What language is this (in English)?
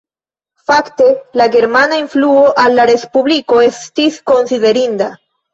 Esperanto